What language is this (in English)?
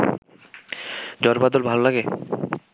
Bangla